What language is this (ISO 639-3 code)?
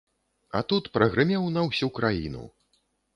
bel